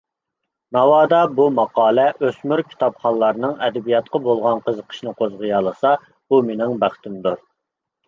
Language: Uyghur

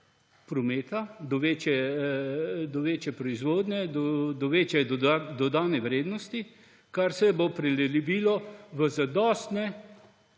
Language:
Slovenian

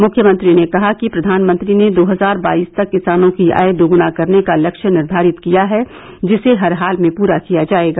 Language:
Hindi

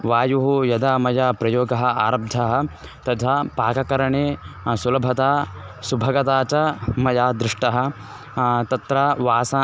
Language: Sanskrit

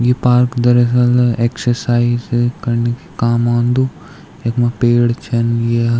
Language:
Garhwali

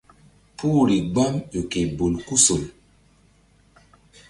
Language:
Mbum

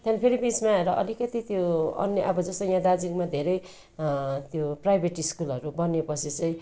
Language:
Nepali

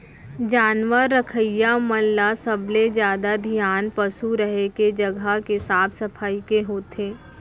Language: Chhattisgarhi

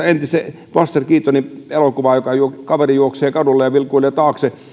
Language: Finnish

